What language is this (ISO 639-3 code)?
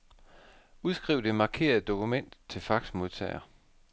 dan